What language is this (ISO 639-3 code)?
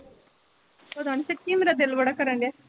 pan